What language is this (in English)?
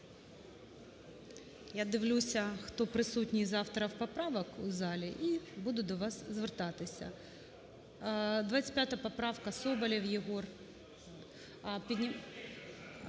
Ukrainian